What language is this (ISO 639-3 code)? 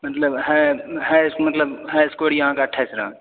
mai